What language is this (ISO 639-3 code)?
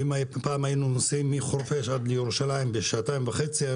heb